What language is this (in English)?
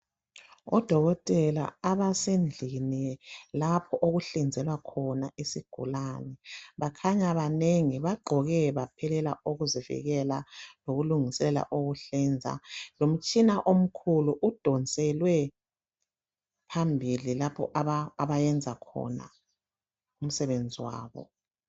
North Ndebele